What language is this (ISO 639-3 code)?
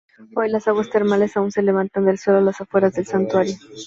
spa